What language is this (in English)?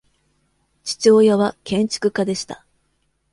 Japanese